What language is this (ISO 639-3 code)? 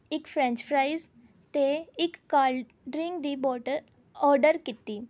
pan